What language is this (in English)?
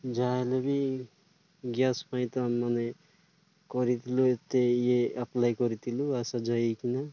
Odia